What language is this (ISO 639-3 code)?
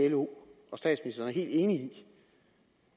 dan